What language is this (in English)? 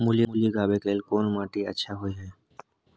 Maithili